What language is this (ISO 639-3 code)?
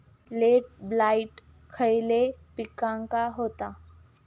mar